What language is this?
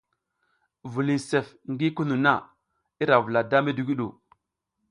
South Giziga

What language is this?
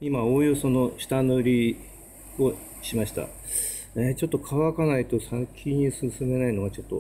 Japanese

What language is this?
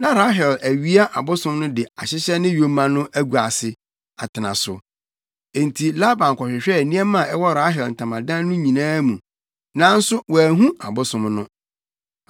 Akan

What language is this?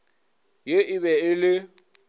Northern Sotho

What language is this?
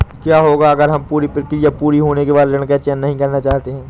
Hindi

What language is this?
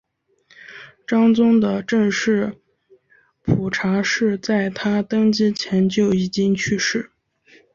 Chinese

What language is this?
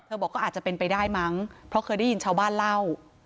Thai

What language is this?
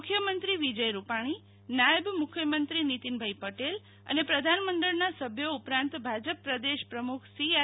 Gujarati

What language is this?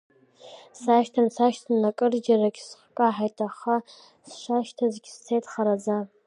Abkhazian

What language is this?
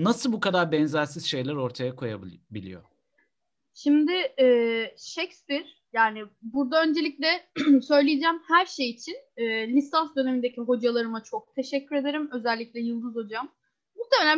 Turkish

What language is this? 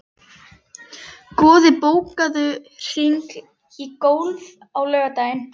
Icelandic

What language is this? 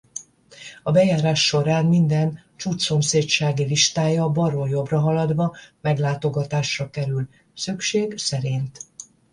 Hungarian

